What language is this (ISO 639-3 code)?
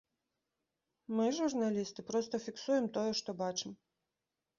bel